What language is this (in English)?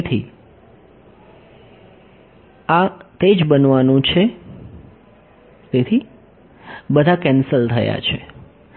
Gujarati